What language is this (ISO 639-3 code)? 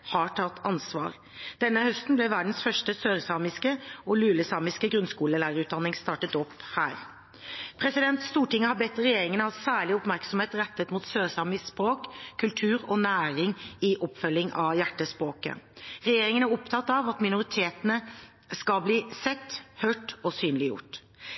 nob